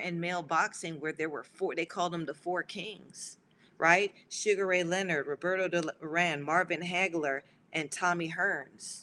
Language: English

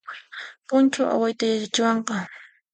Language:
Puno Quechua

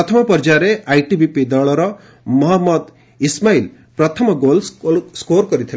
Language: Odia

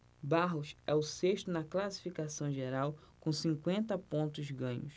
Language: Portuguese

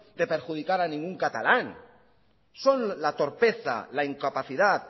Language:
Spanish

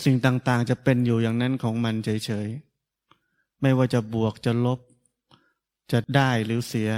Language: Thai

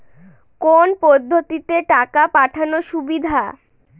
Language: Bangla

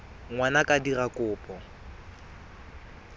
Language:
Tswana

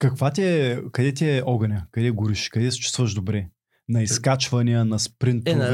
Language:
Bulgarian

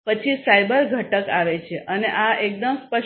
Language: Gujarati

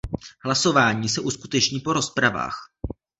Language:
Czech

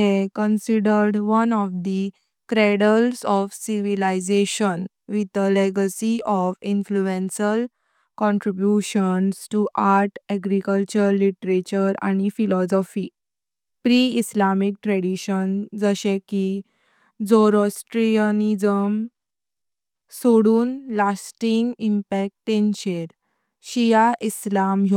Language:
Konkani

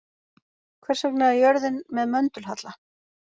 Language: Icelandic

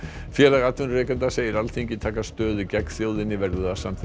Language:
Icelandic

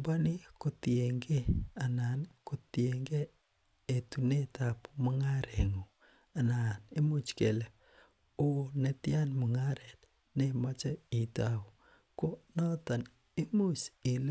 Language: Kalenjin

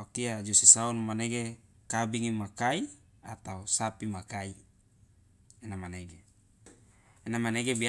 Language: Loloda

